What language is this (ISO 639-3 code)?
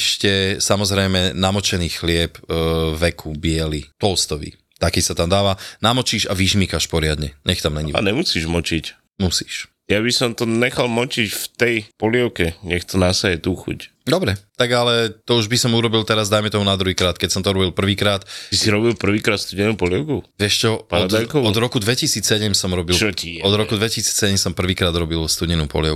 slk